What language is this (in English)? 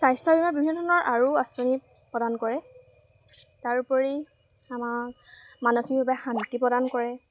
Assamese